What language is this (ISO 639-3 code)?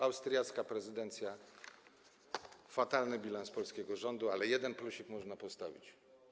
pol